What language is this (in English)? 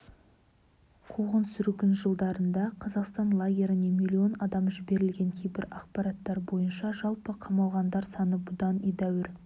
Kazakh